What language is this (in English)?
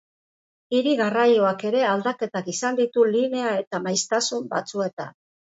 Basque